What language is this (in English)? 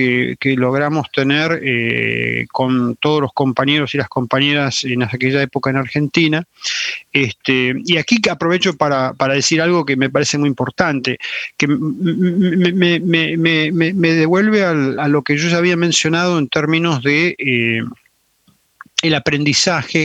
Spanish